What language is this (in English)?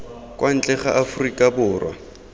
Tswana